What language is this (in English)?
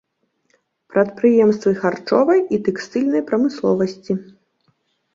Belarusian